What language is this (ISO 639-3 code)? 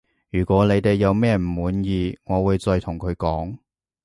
yue